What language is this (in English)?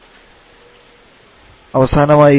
Malayalam